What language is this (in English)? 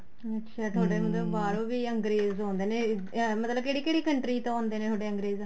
Punjabi